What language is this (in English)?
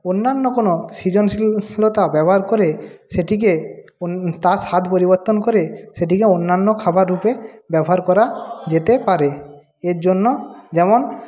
Bangla